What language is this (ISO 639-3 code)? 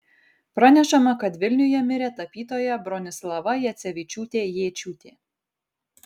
lit